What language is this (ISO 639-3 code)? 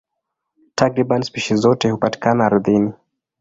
swa